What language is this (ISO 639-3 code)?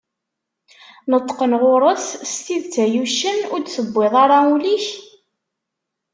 kab